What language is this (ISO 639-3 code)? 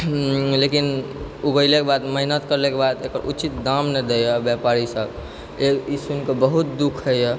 mai